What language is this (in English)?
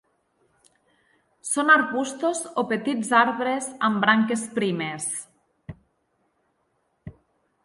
Catalan